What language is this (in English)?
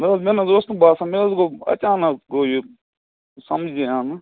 Kashmiri